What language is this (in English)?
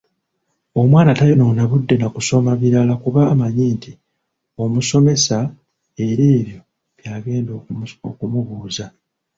Ganda